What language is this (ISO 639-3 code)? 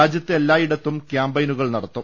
mal